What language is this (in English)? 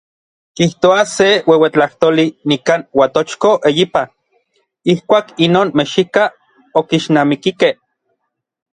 Orizaba Nahuatl